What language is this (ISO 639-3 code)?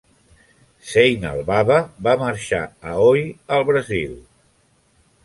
cat